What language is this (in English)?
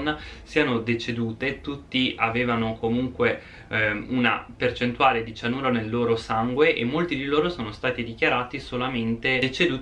Italian